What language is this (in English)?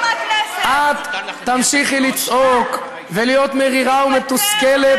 Hebrew